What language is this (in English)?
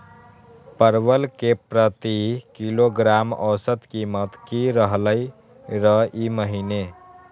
Magahi